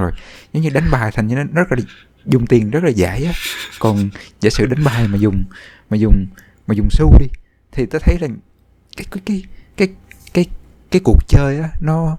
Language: Vietnamese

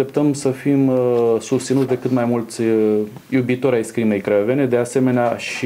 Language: Romanian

